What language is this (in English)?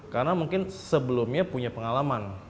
Indonesian